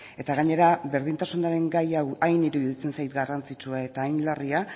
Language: Basque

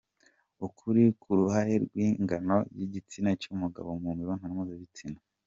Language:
Kinyarwanda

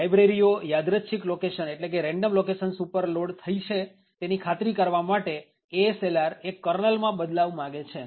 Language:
Gujarati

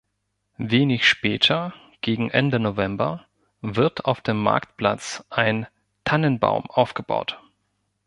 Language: German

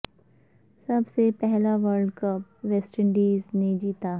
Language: Urdu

